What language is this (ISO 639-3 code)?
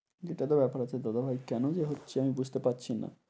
ben